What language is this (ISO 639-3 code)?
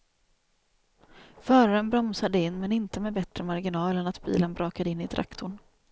swe